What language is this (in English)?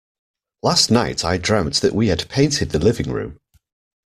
English